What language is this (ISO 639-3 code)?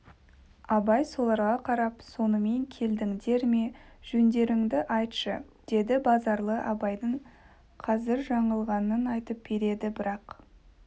kaz